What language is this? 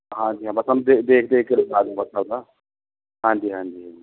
Punjabi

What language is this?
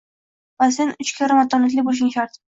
Uzbek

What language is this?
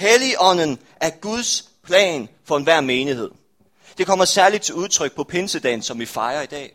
Danish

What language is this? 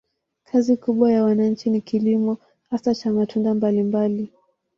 Swahili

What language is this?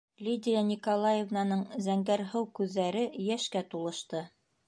Bashkir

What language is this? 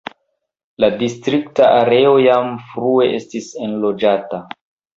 Esperanto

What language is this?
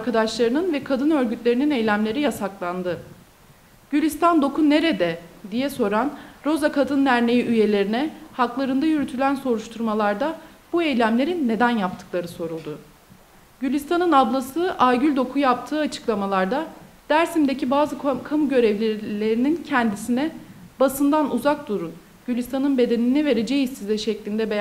Turkish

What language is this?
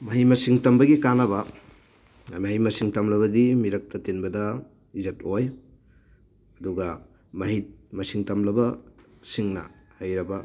Manipuri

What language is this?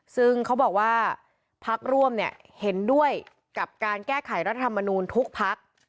Thai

